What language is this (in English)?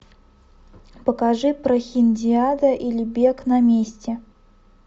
Russian